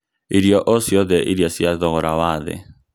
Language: Kikuyu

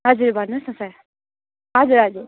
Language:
Nepali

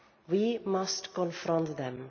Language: English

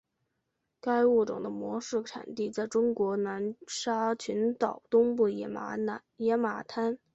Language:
Chinese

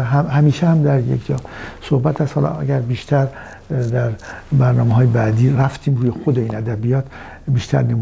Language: Persian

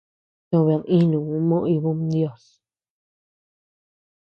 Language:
Tepeuxila Cuicatec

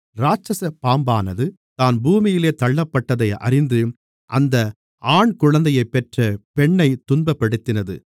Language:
Tamil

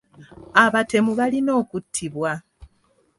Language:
Ganda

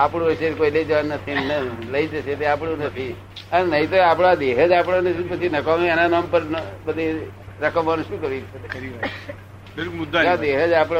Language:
Gujarati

